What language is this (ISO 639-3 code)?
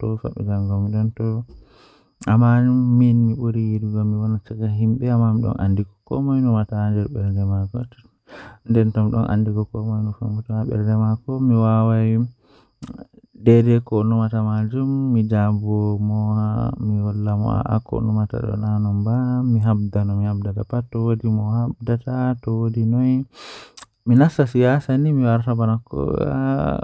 fuh